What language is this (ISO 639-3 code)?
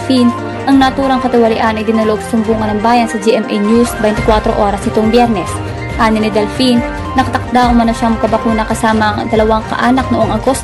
fil